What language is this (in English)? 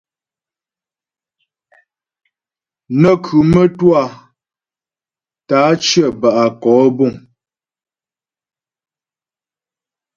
Ghomala